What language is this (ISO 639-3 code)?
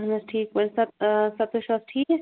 kas